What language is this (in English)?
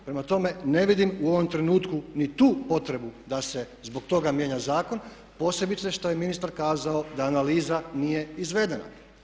Croatian